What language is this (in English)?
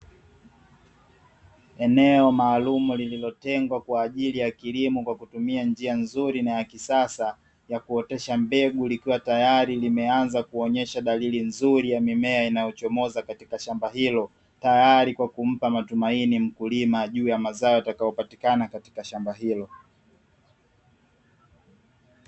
Swahili